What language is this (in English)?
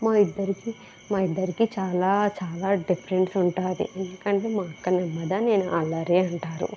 Telugu